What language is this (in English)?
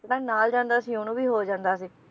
Punjabi